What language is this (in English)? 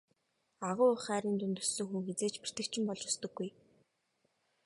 Mongolian